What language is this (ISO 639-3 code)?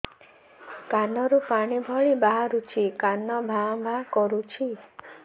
ori